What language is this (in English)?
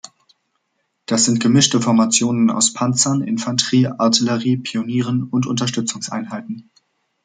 German